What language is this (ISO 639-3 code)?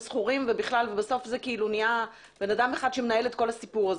heb